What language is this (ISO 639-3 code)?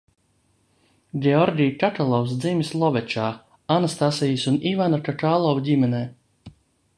lav